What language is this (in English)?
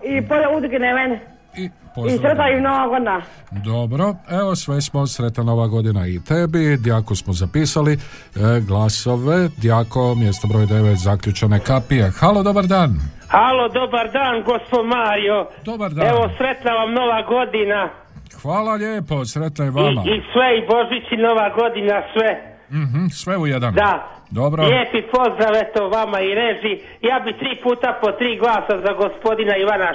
Croatian